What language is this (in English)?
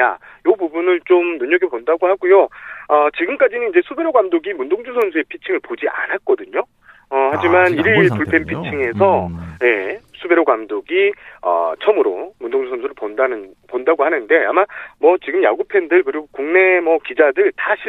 Korean